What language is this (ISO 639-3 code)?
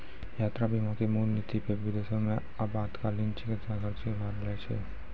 mai